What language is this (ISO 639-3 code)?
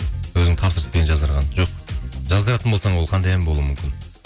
kaz